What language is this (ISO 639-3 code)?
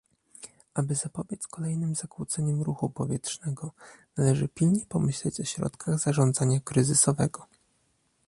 pol